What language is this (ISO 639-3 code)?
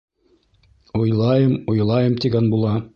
bak